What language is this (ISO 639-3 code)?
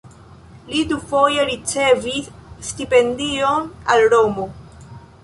epo